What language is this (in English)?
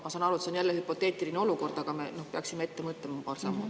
Estonian